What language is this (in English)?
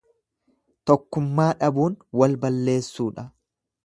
Oromo